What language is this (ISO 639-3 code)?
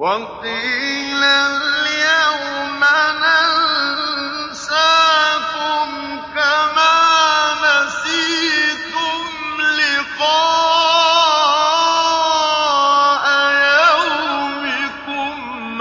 ara